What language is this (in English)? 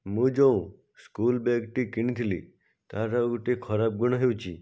Odia